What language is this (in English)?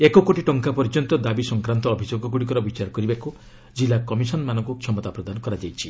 Odia